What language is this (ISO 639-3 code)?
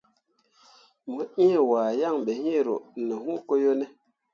mua